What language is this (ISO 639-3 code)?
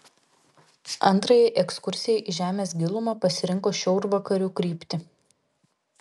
lit